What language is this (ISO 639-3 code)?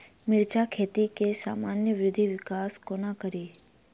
mai